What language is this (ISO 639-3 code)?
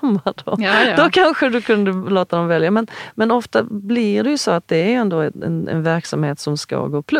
swe